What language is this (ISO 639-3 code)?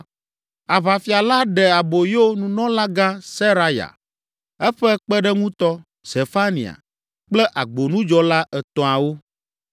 ewe